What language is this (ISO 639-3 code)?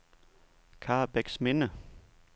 dan